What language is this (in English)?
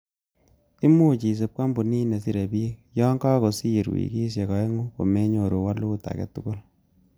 Kalenjin